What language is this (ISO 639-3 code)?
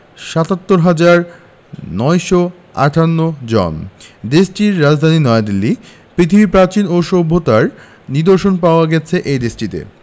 ben